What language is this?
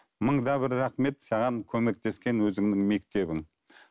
Kazakh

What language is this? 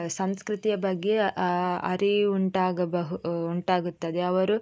Kannada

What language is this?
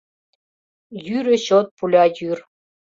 Mari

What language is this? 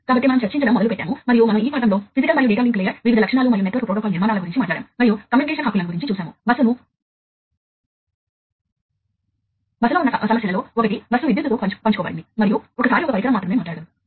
Telugu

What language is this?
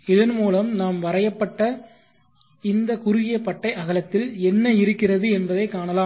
Tamil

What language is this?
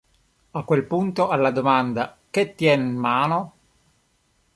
Italian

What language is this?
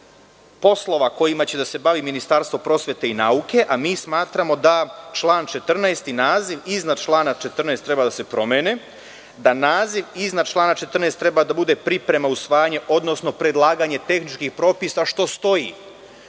Serbian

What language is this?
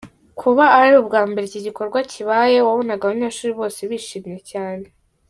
Kinyarwanda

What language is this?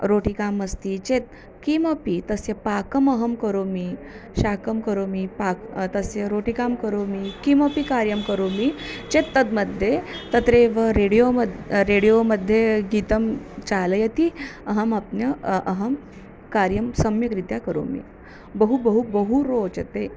Sanskrit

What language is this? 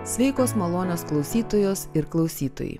Lithuanian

